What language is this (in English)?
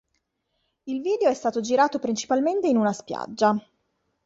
Italian